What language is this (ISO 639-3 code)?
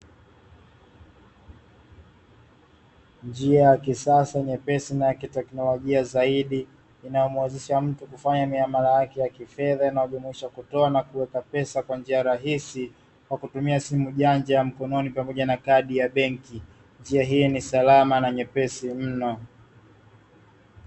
swa